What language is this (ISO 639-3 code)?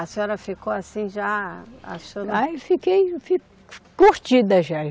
por